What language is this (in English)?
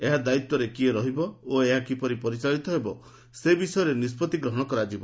Odia